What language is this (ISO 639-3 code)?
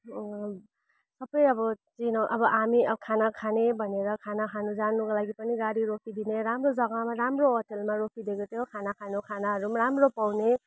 nep